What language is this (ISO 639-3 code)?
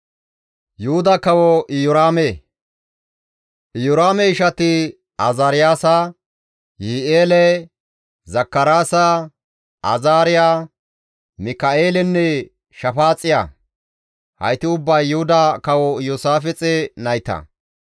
gmv